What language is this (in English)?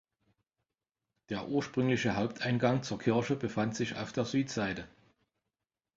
German